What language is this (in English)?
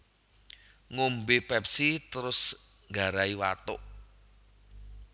Javanese